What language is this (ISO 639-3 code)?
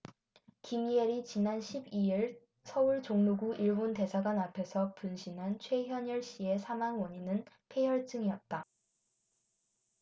kor